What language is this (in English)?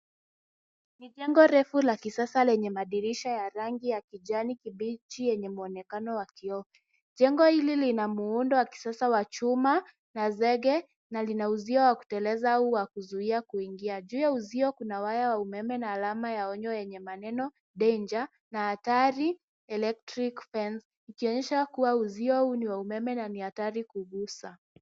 Swahili